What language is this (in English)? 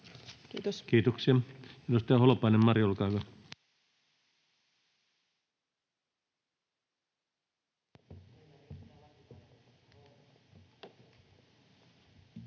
Finnish